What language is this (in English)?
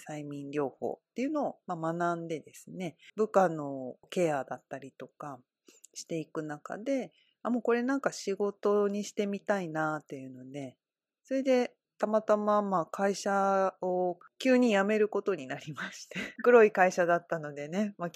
Japanese